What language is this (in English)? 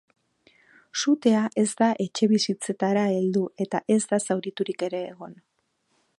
Basque